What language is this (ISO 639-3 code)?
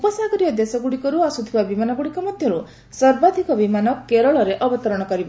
ori